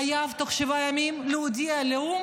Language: Hebrew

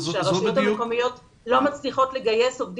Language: Hebrew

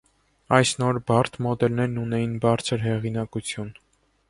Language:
Armenian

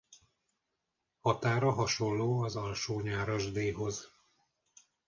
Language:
Hungarian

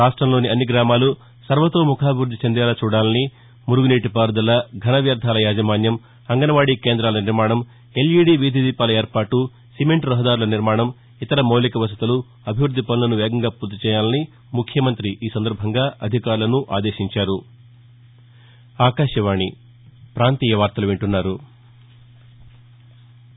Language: Telugu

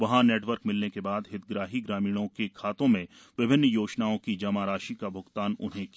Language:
Hindi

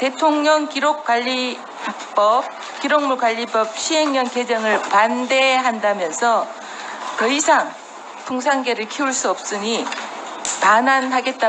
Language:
Korean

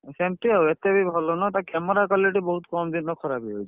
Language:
Odia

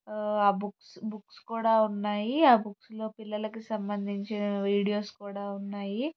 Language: Telugu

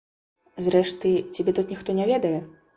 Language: Belarusian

